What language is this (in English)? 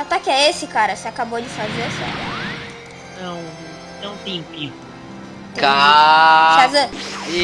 Portuguese